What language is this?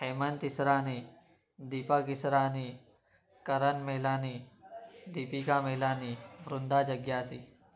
Sindhi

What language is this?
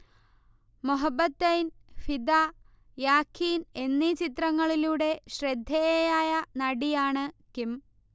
Malayalam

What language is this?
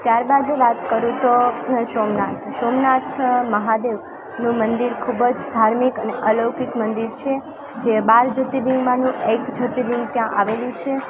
Gujarati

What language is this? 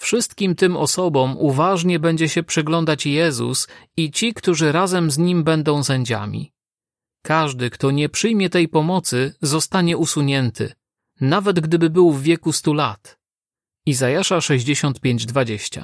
Polish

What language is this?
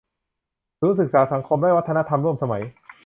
Thai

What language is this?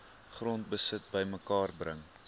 Afrikaans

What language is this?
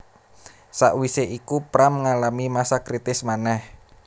Javanese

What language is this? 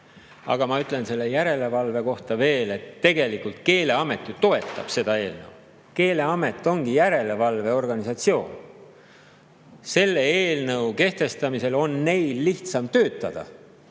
Estonian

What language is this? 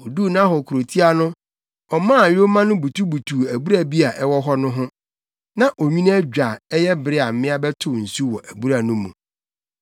Akan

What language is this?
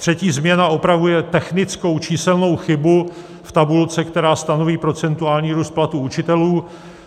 Czech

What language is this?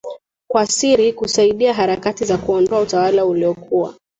Swahili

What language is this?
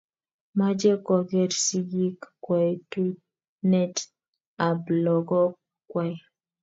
Kalenjin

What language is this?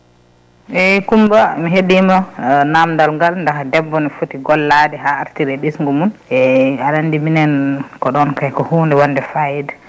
Fula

